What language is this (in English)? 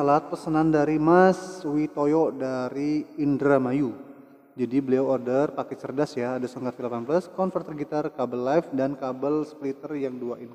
Indonesian